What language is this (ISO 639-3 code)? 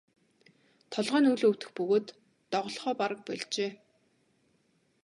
mon